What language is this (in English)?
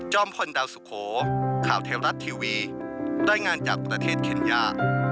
Thai